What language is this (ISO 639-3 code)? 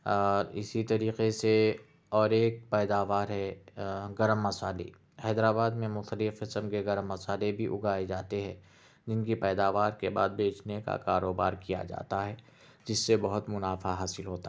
urd